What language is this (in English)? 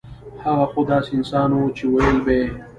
Pashto